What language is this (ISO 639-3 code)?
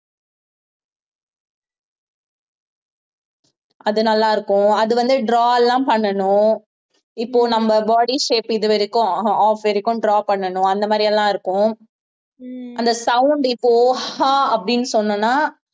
tam